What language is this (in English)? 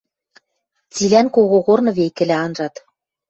Western Mari